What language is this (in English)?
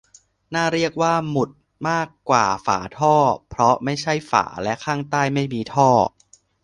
Thai